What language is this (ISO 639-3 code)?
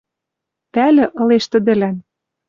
mrj